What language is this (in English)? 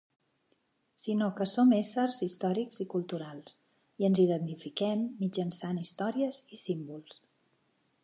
Catalan